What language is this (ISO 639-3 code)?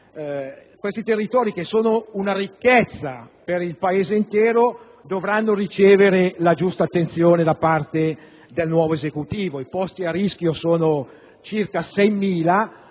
ita